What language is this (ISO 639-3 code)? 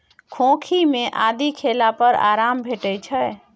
mai